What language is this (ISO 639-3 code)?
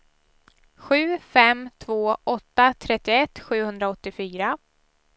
swe